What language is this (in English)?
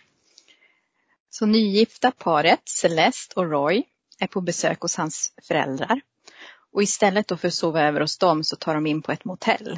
Swedish